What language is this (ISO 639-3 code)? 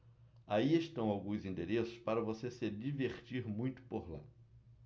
por